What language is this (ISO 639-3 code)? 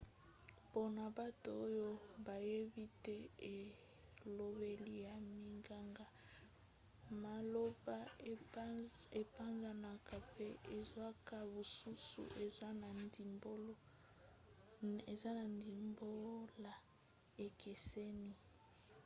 lin